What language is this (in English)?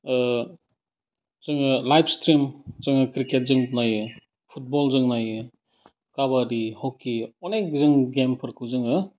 Bodo